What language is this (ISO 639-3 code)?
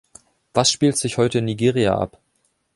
deu